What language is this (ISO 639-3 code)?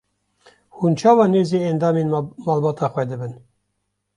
kur